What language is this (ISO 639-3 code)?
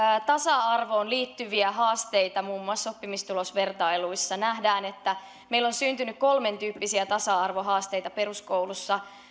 fin